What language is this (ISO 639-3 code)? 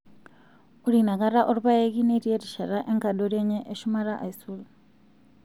mas